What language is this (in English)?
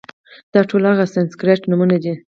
Pashto